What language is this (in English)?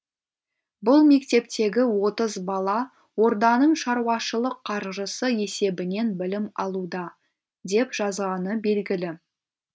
Kazakh